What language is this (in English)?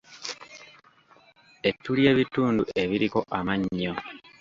Ganda